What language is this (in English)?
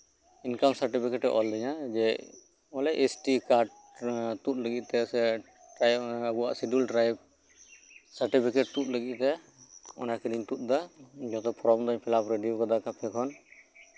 Santali